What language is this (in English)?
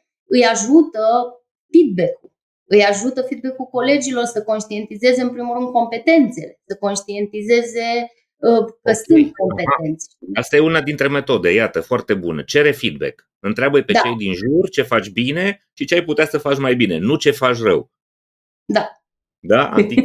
Romanian